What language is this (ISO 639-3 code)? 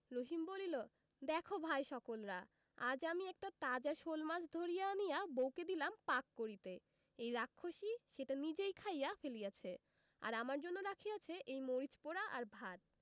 ben